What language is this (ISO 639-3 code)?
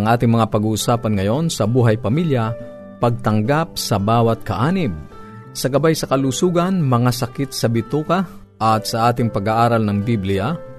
fil